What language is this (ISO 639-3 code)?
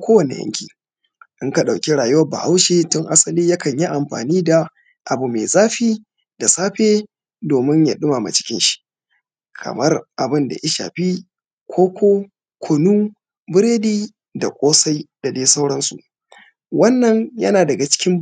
hau